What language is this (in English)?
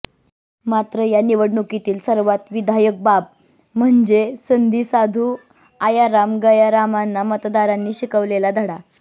Marathi